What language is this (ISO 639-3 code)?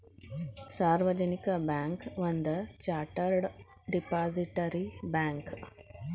kan